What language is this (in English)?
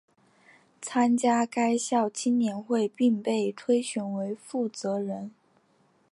Chinese